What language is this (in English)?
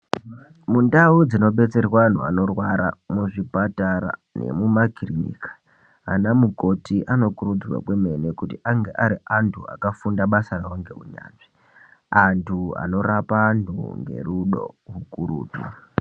Ndau